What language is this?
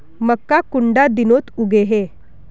Magahi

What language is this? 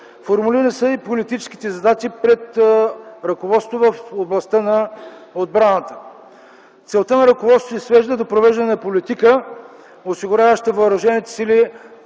Bulgarian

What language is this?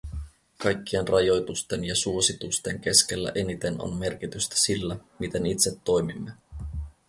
Finnish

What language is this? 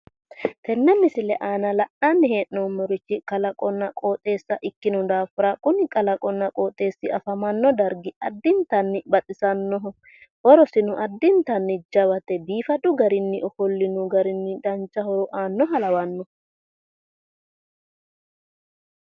Sidamo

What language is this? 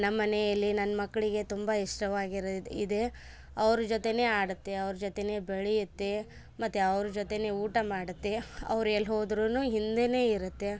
Kannada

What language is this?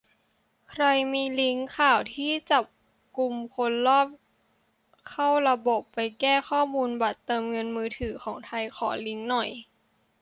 Thai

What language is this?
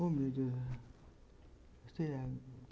Portuguese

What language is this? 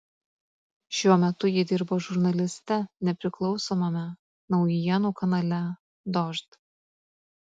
Lithuanian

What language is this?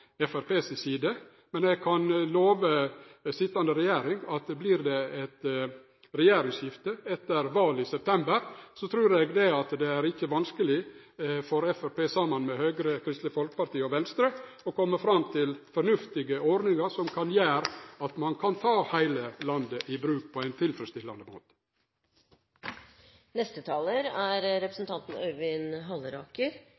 Norwegian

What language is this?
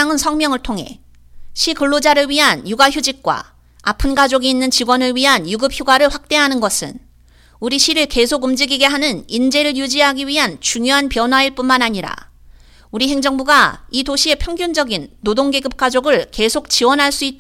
Korean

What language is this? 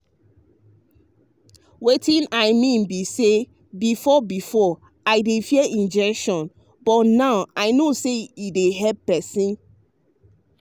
Nigerian Pidgin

